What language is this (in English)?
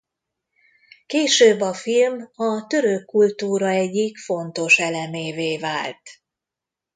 Hungarian